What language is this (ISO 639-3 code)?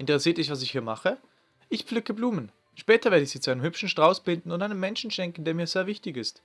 deu